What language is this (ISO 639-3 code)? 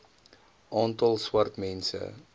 afr